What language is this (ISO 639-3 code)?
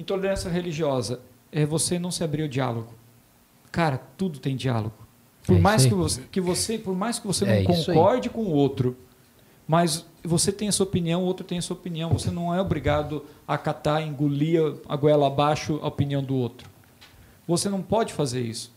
por